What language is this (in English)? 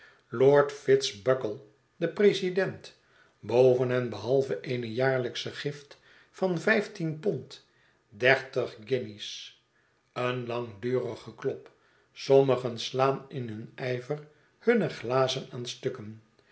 Dutch